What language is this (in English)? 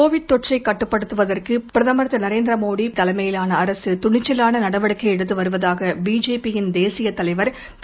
Tamil